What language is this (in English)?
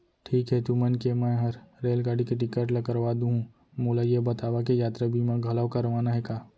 Chhattisgarhi